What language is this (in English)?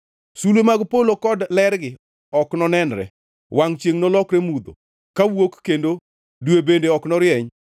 Luo (Kenya and Tanzania)